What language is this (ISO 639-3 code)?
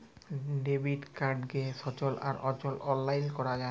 ben